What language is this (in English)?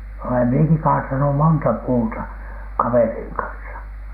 Finnish